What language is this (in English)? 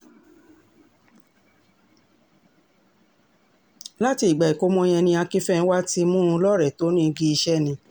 Yoruba